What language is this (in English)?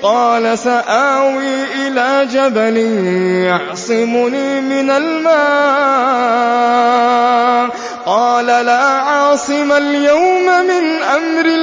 Arabic